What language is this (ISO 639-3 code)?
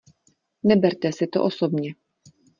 ces